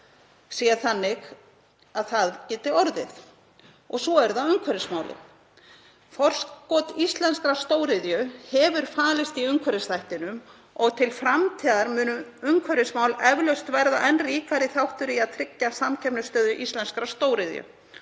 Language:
Icelandic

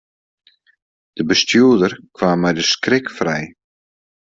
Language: Western Frisian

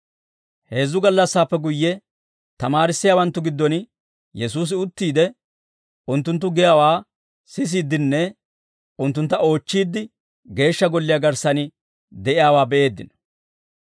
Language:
Dawro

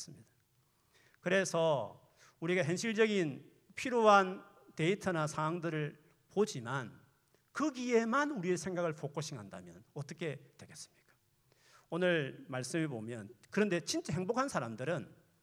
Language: Korean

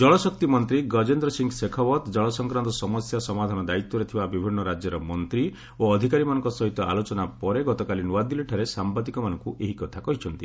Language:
Odia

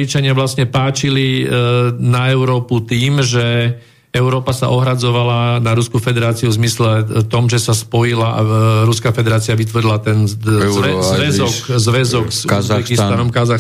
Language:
Slovak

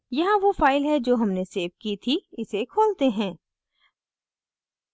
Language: Hindi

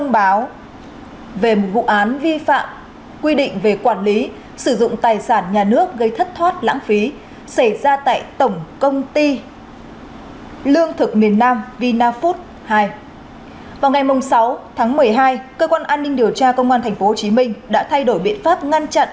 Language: Vietnamese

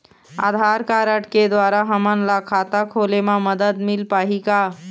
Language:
Chhattisgarhi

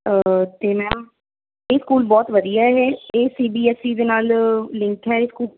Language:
Punjabi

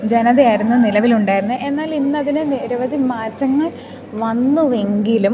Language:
Malayalam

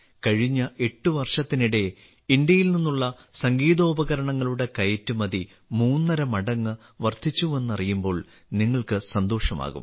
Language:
Malayalam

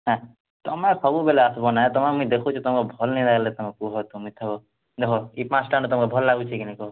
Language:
Odia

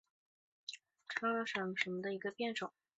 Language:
Chinese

